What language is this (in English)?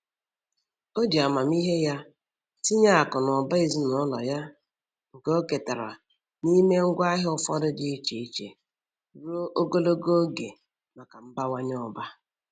Igbo